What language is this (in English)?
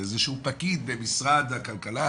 Hebrew